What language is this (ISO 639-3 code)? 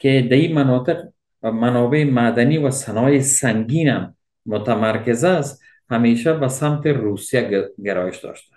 fas